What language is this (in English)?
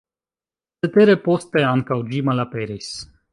Esperanto